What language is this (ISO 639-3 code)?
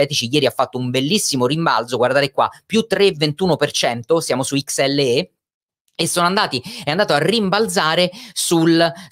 ita